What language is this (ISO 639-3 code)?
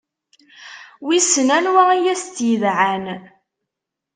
kab